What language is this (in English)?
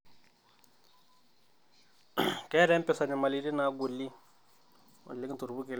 Masai